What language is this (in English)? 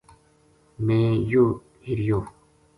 Gujari